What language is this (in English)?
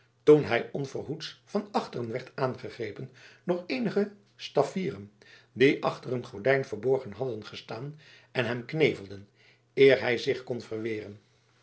Dutch